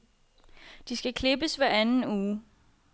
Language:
Danish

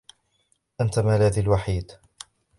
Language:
Arabic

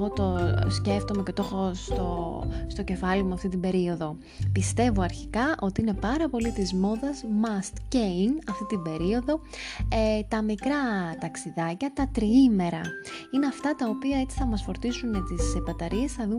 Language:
Greek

